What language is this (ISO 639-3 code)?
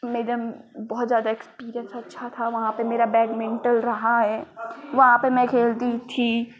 hin